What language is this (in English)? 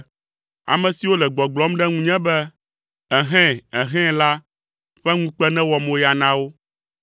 Ewe